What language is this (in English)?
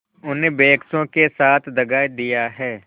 Hindi